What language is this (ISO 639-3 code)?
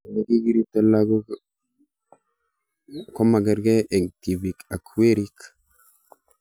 kln